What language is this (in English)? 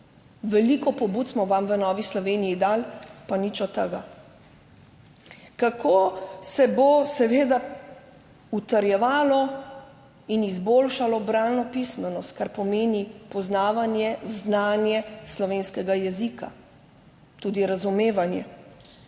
Slovenian